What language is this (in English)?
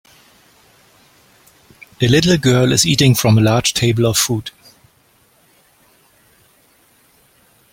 English